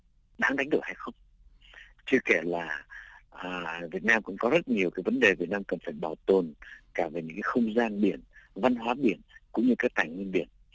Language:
Vietnamese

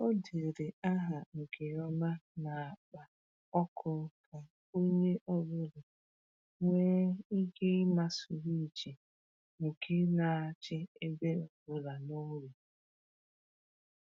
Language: Igbo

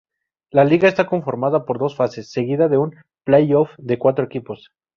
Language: Spanish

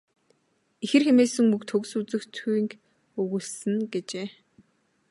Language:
Mongolian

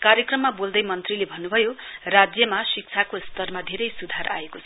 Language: Nepali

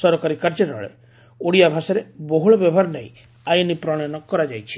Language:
Odia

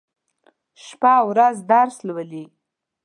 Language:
Pashto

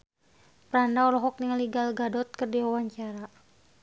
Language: Sundanese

